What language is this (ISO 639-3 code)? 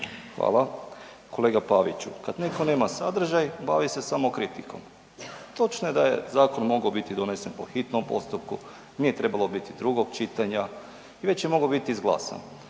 hrv